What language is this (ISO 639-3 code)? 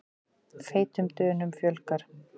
isl